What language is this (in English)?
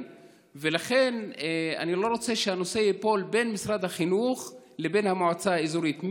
Hebrew